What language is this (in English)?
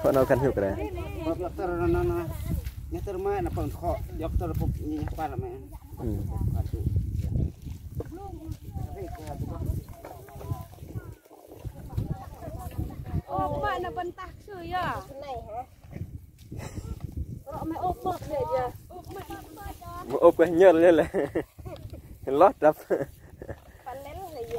Vietnamese